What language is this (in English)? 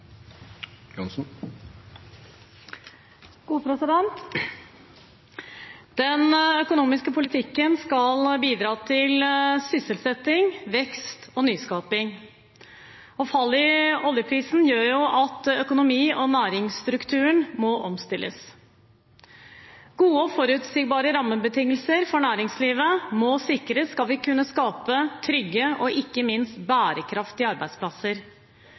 Norwegian Bokmål